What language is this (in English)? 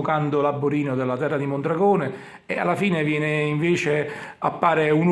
Italian